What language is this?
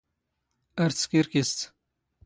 Standard Moroccan Tamazight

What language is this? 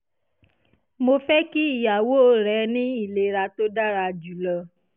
Yoruba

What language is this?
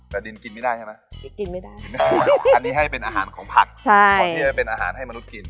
Thai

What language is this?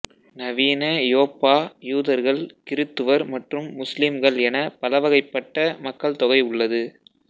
Tamil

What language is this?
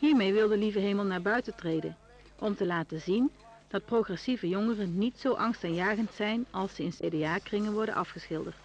Dutch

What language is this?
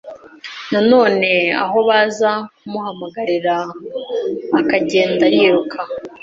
Kinyarwanda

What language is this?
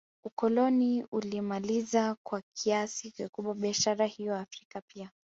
Swahili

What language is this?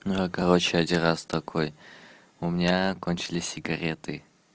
Russian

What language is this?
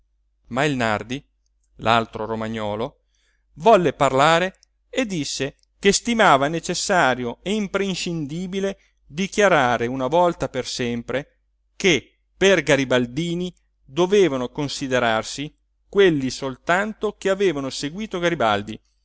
Italian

